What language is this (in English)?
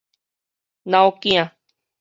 Min Nan Chinese